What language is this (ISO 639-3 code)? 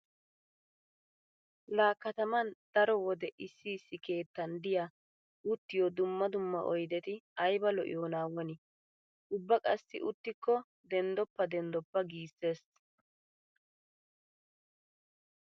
wal